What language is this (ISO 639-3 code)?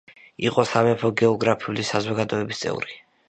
kat